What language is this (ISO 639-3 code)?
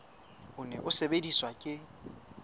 sot